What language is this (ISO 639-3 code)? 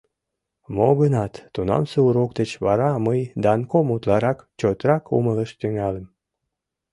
chm